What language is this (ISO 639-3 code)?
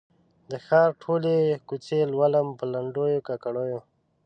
pus